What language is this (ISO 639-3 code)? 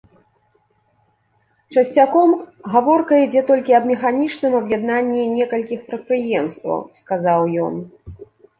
bel